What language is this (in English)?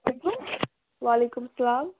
Kashmiri